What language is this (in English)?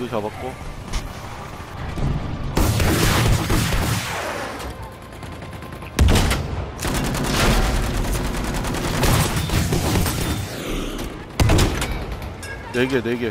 Korean